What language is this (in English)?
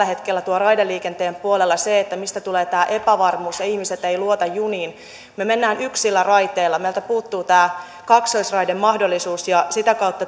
Finnish